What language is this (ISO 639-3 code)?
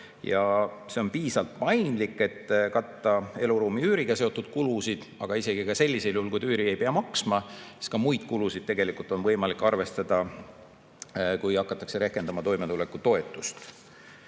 est